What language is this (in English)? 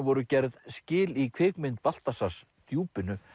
Icelandic